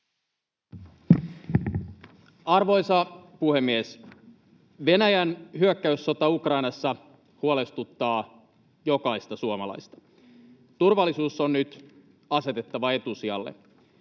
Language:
Finnish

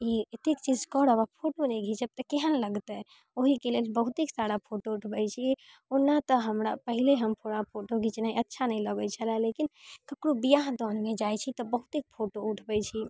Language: Maithili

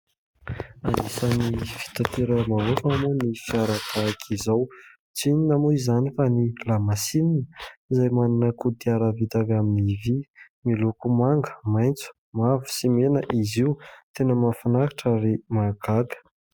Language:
Malagasy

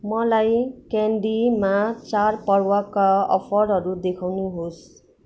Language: Nepali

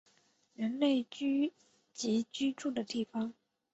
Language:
Chinese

